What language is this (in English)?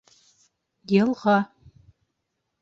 Bashkir